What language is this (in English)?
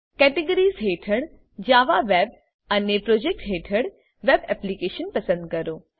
Gujarati